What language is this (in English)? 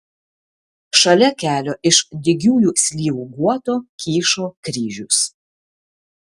Lithuanian